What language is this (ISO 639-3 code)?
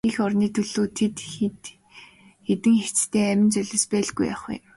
mon